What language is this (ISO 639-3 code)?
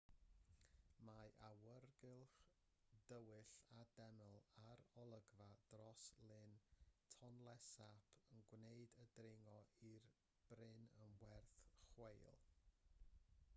cym